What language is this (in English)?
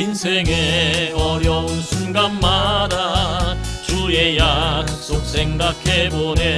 Korean